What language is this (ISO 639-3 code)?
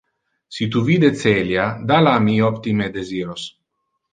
ina